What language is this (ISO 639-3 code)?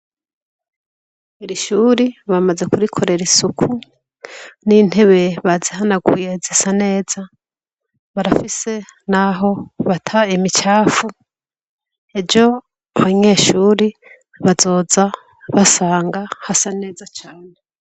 run